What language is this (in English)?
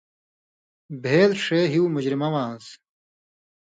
Indus Kohistani